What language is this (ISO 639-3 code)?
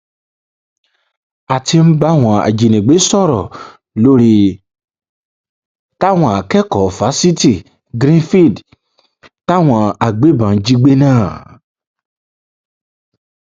yor